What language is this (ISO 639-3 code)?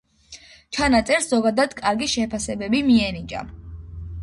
kat